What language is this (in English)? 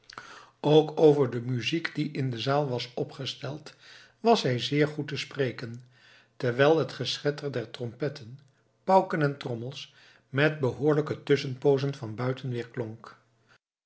Dutch